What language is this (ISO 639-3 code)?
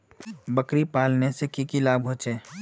mag